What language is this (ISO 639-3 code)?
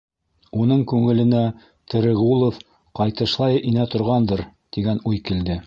bak